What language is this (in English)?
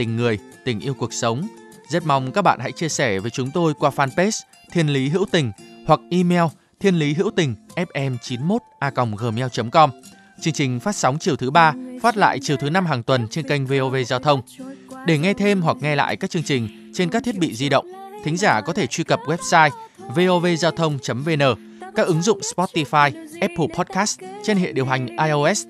Vietnamese